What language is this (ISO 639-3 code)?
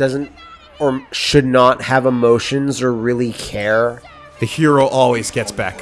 eng